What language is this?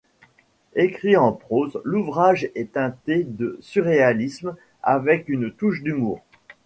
French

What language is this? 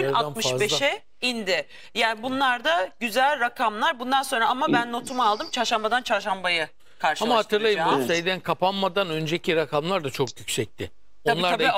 Turkish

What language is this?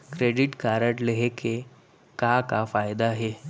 Chhattisgarhi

